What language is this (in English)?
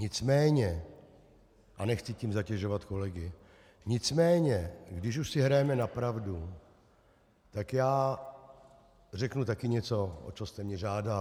Czech